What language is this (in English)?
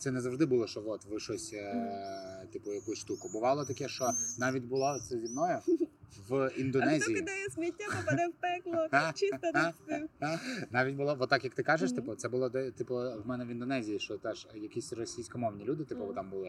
Ukrainian